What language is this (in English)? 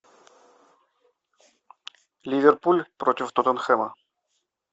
Russian